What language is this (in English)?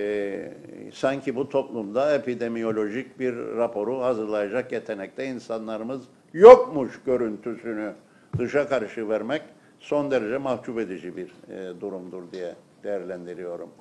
Turkish